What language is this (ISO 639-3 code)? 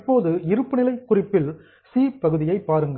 tam